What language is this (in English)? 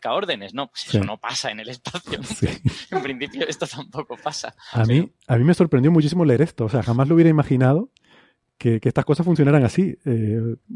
Spanish